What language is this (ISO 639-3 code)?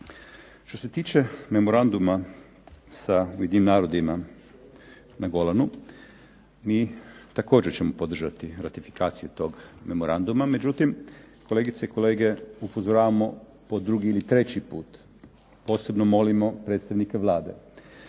hrv